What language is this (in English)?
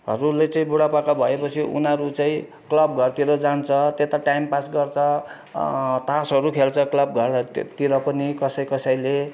Nepali